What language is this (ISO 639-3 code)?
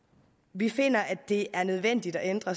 dan